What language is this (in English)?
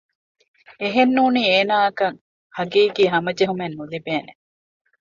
Divehi